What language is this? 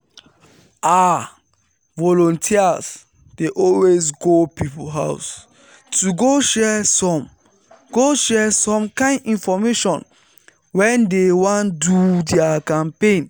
Nigerian Pidgin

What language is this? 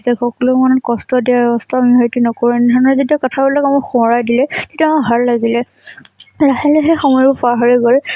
Assamese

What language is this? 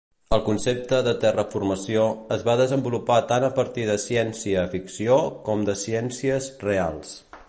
Catalan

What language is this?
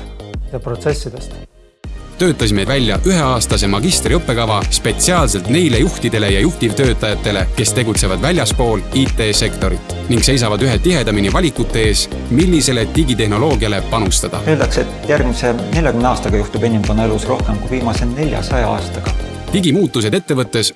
Estonian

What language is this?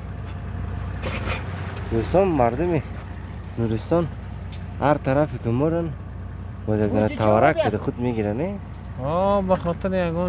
Persian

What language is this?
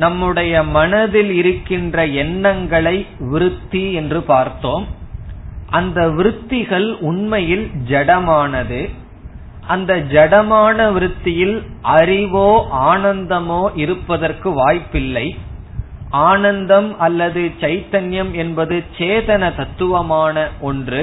Tamil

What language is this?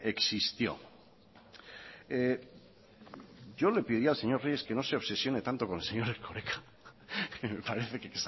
Spanish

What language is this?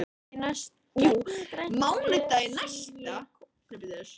Icelandic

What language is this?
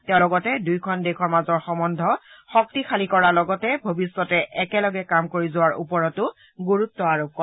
Assamese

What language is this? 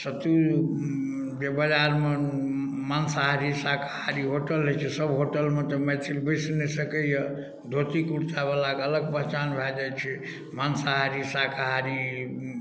Maithili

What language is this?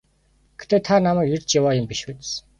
Mongolian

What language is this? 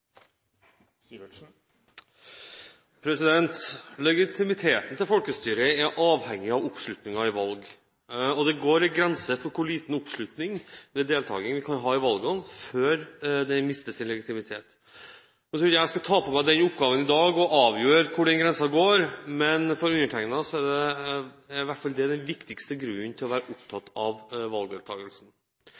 Norwegian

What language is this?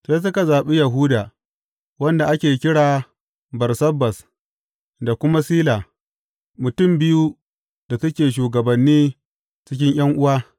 Hausa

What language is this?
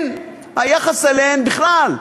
Hebrew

